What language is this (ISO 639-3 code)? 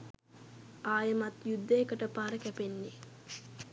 sin